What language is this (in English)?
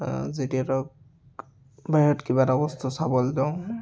Assamese